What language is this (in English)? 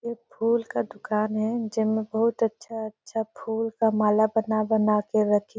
Surgujia